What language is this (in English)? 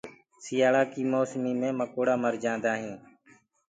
Gurgula